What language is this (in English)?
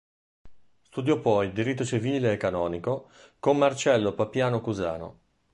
Italian